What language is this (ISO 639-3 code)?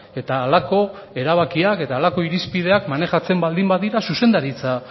eus